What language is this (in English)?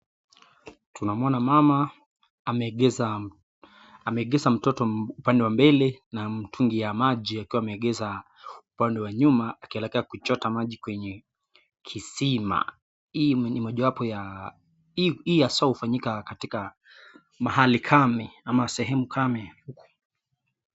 Swahili